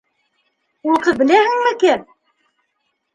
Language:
Bashkir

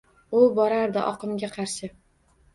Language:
Uzbek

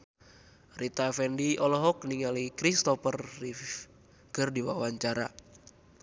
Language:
Sundanese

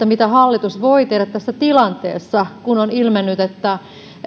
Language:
Finnish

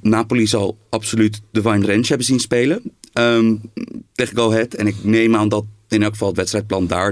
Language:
Dutch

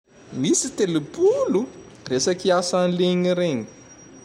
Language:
Tandroy-Mahafaly Malagasy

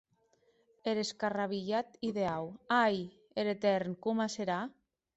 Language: Occitan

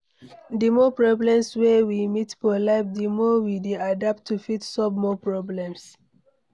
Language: Nigerian Pidgin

